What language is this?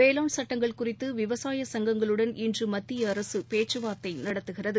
Tamil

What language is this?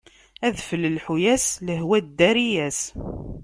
Kabyle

